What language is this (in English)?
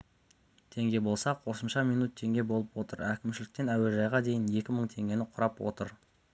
Kazakh